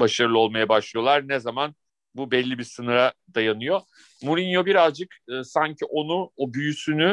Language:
Turkish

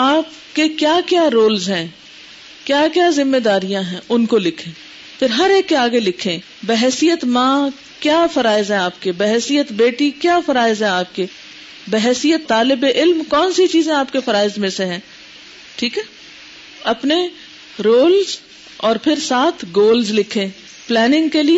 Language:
Urdu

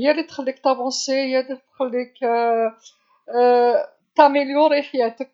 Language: Algerian Arabic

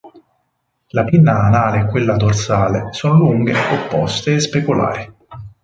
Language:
Italian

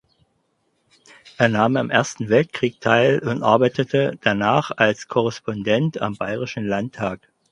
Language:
German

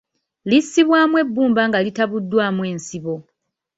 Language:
Ganda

